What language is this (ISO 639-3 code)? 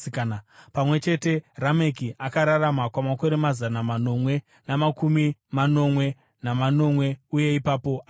sna